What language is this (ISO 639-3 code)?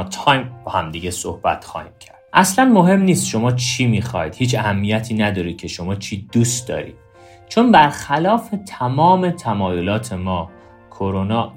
fas